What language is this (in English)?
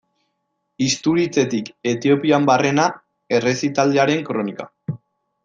Basque